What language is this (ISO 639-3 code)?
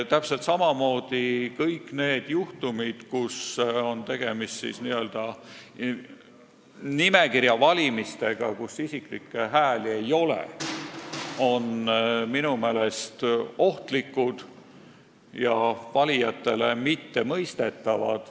est